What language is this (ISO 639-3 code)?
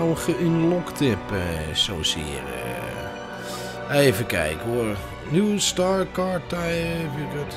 nld